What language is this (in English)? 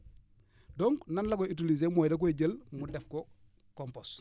Wolof